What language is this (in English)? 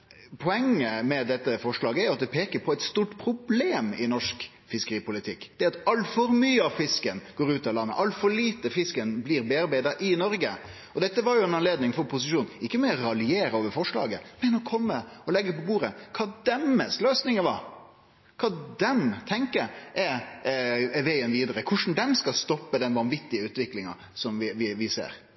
Norwegian Nynorsk